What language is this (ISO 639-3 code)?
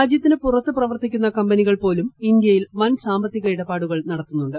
mal